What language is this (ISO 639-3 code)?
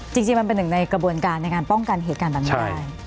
tha